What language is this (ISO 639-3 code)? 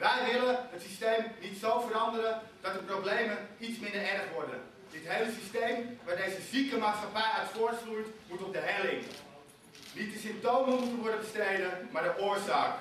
nld